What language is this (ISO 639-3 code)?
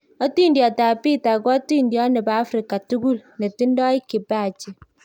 kln